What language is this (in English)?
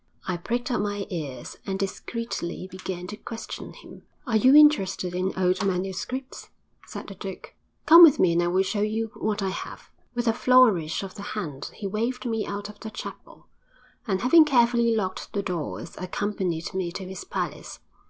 English